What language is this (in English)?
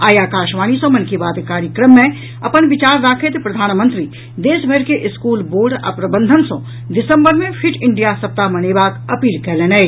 Maithili